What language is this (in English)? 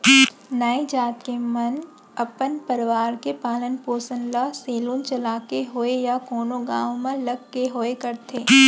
Chhattisgarhi